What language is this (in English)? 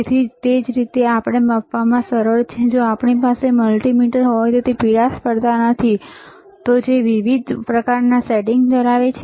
Gujarati